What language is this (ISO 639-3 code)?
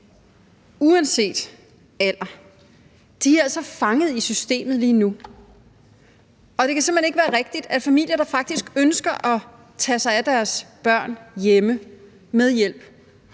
dan